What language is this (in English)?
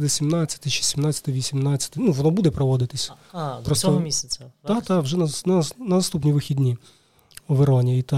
Ukrainian